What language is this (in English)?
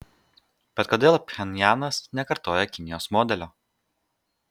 Lithuanian